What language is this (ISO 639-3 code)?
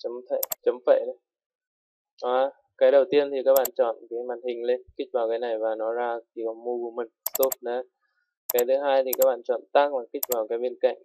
vie